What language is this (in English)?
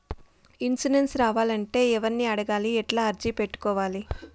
Telugu